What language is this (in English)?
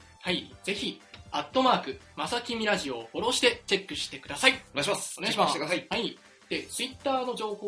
Japanese